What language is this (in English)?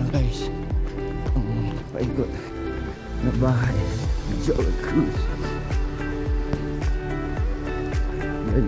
Spanish